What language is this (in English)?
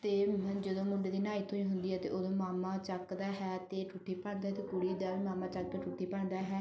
Punjabi